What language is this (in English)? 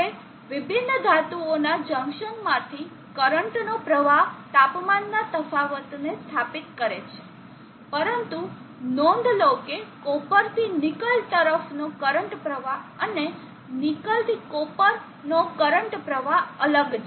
Gujarati